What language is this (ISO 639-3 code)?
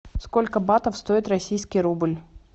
rus